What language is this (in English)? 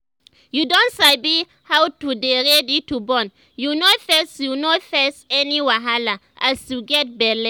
Nigerian Pidgin